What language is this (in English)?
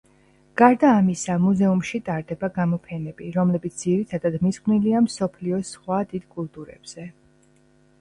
Georgian